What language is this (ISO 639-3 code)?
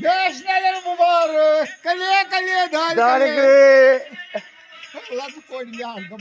ara